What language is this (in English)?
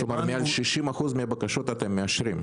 Hebrew